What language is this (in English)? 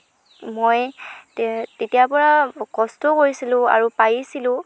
Assamese